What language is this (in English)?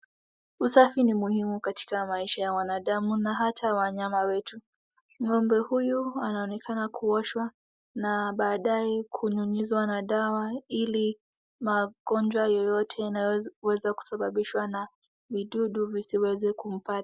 Swahili